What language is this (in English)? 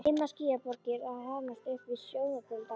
Icelandic